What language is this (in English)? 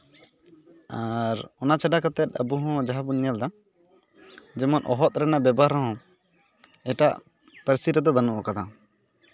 Santali